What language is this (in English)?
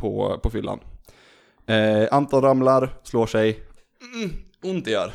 Swedish